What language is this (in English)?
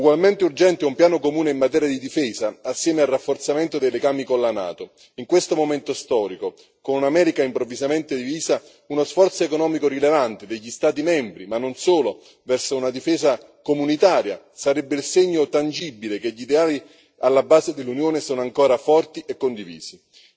Italian